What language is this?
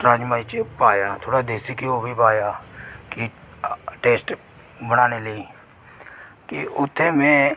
Dogri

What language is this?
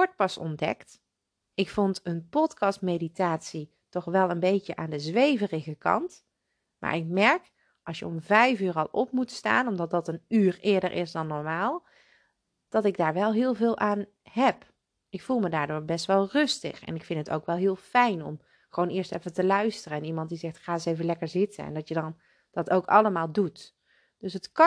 Dutch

